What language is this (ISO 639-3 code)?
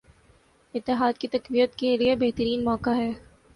urd